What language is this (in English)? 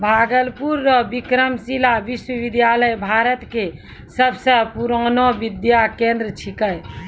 Maithili